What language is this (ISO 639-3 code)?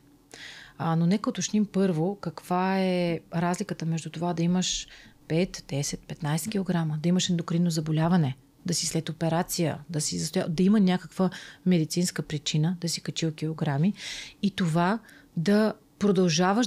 bul